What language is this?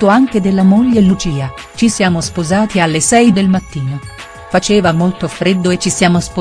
Italian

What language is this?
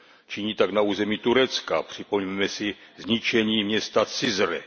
Czech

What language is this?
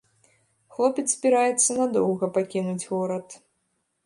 Belarusian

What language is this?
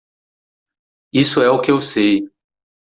Portuguese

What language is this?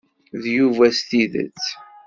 Kabyle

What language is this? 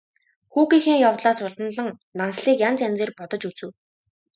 Mongolian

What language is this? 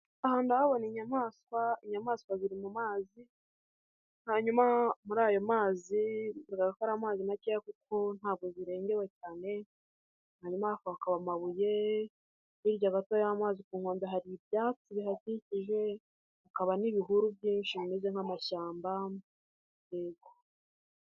Kinyarwanda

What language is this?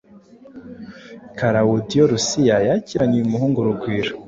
Kinyarwanda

